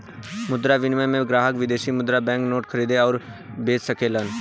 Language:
Bhojpuri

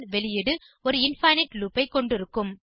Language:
Tamil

